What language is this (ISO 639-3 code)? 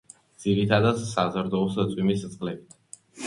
kat